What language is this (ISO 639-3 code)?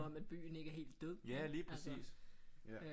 dan